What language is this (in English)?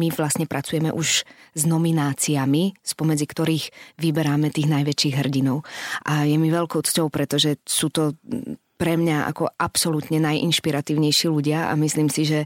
Slovak